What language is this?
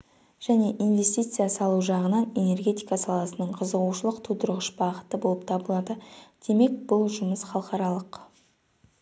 Kazakh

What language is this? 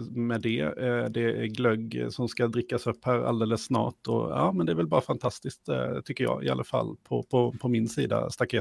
Swedish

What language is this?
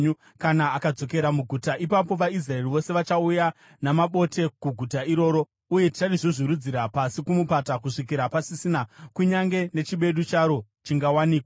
Shona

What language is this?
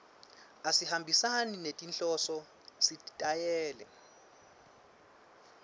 Swati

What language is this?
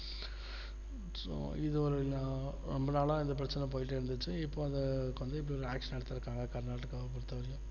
Tamil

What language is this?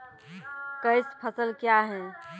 Maithili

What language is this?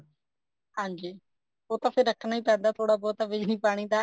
Punjabi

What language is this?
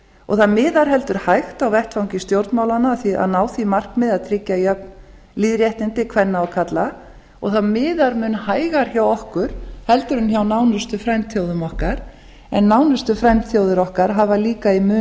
Icelandic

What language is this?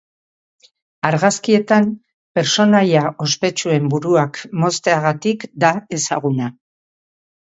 Basque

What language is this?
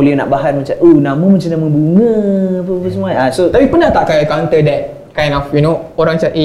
Malay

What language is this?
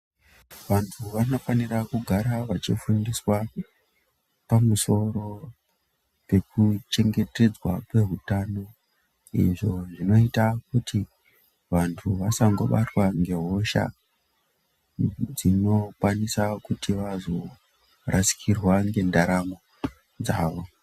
Ndau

